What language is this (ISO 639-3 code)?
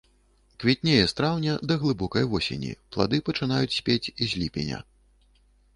bel